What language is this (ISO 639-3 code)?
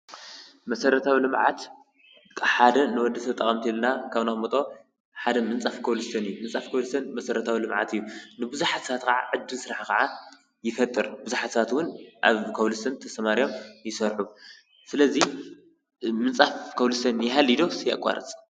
tir